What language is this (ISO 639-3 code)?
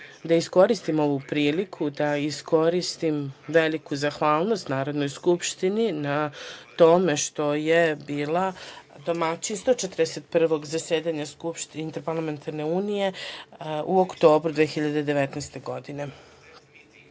srp